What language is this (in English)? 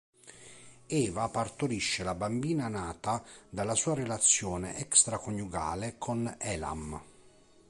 Italian